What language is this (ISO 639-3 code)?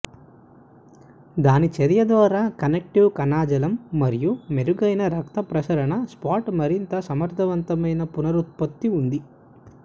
tel